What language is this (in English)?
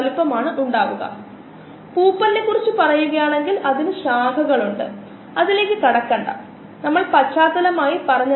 Malayalam